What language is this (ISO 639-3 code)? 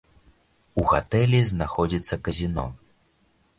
bel